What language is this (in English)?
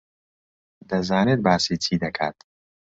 Central Kurdish